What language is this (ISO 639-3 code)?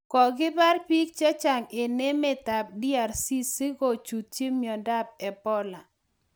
kln